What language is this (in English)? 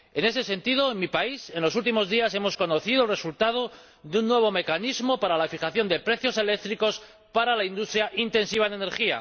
Spanish